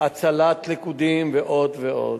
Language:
Hebrew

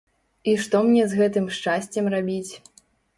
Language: Belarusian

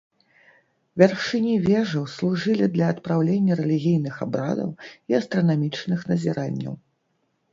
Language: Belarusian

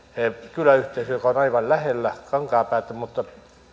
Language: Finnish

